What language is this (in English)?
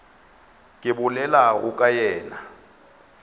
Northern Sotho